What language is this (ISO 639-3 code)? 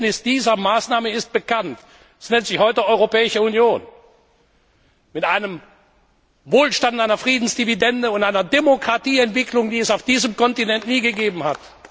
deu